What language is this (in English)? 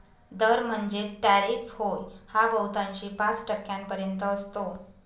Marathi